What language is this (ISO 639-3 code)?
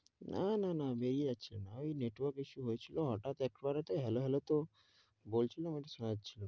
ben